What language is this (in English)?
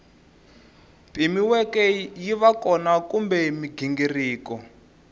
Tsonga